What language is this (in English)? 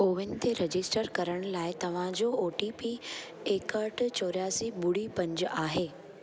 Sindhi